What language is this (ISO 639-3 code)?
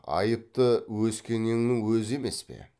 kaz